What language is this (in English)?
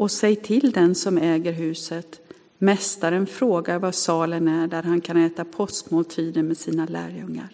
Swedish